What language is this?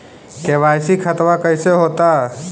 Magahi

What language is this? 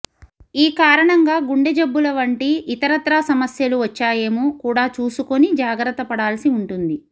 Telugu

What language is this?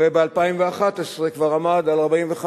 Hebrew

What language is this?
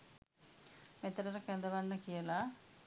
Sinhala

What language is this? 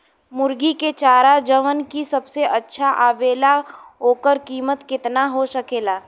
Bhojpuri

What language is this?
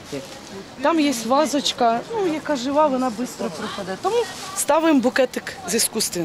Ukrainian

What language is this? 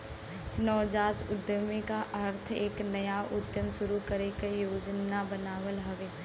Bhojpuri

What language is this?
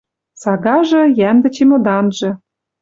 Western Mari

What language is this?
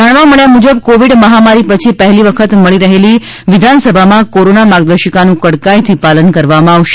Gujarati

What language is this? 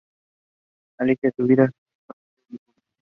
Spanish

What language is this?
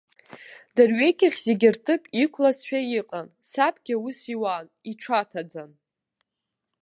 Abkhazian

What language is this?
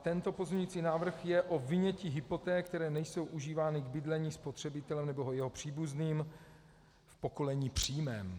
Czech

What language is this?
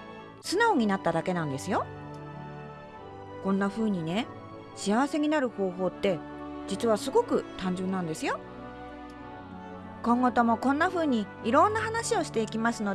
Japanese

